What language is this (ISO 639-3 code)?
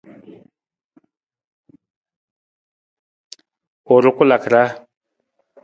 nmz